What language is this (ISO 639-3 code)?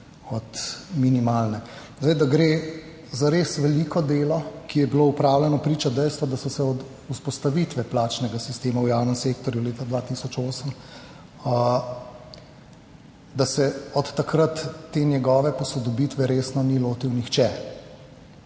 slv